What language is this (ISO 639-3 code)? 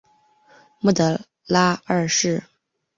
zho